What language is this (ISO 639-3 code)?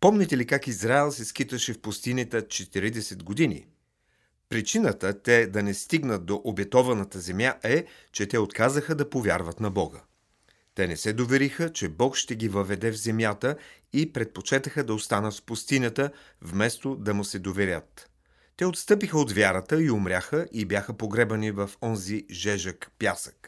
bul